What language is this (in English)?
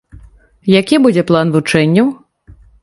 Belarusian